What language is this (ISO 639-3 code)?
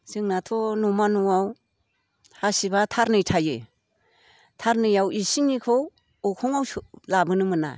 brx